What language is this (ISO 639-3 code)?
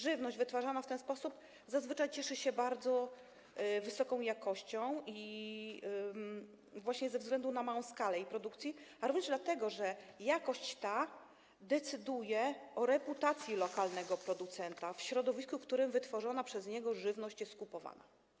pol